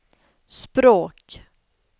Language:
Swedish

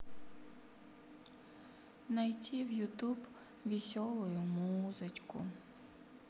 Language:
Russian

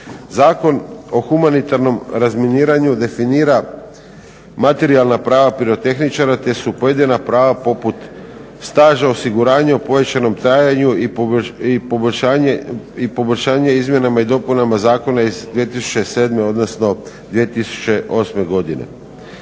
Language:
Croatian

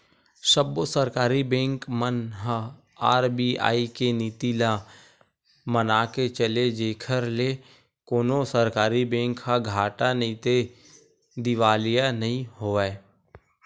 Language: Chhattisgarhi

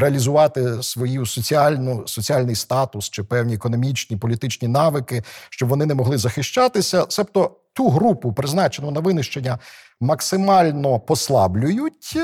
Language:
Ukrainian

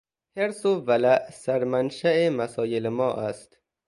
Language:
Persian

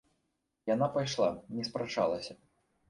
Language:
Belarusian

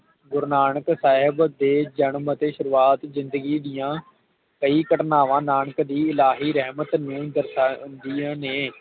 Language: Punjabi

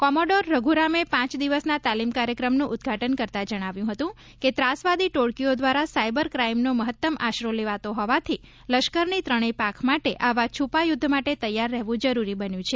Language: Gujarati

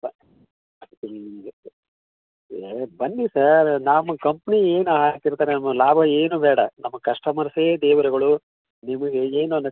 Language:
Kannada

